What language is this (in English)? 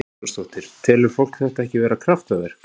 Icelandic